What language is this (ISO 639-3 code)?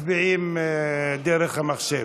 heb